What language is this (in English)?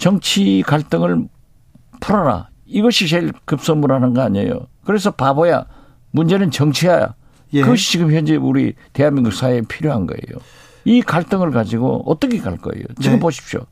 Korean